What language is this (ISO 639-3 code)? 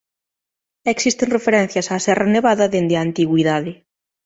glg